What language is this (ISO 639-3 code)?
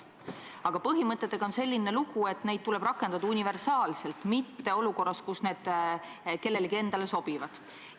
est